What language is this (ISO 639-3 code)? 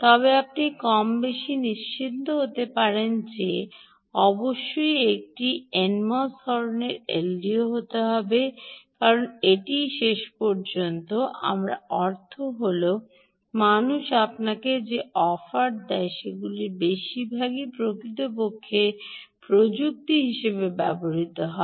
ben